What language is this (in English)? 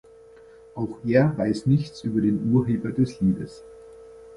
German